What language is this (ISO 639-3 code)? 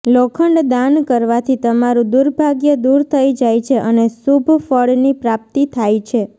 guj